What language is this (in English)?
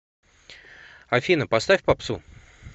Russian